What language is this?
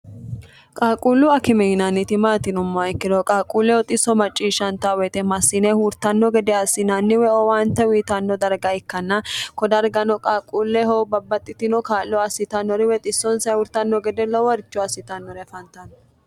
Sidamo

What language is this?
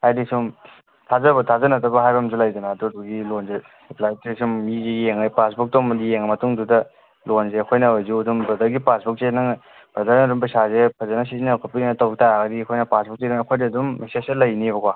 Manipuri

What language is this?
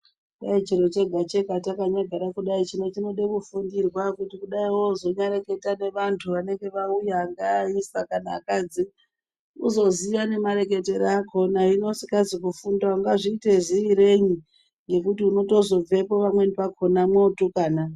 Ndau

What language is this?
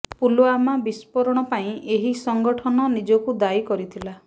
Odia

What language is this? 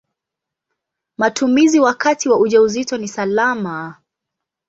Swahili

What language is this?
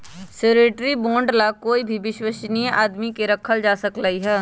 Magahi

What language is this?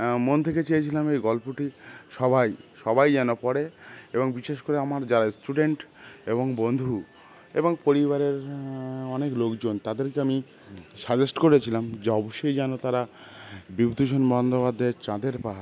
Bangla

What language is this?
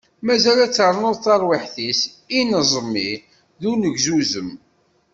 Kabyle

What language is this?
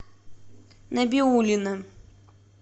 Russian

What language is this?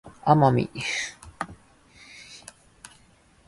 Japanese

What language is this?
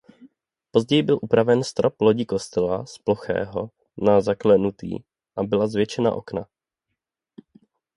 Czech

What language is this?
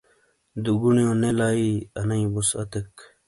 Shina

